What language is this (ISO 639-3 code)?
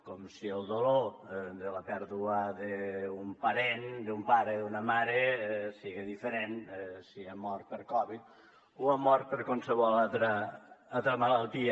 cat